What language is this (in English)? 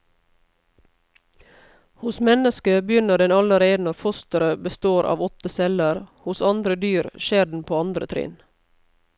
Norwegian